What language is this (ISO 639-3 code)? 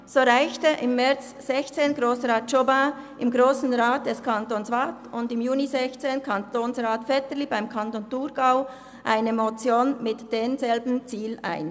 gsw